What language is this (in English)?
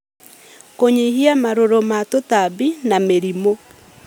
Kikuyu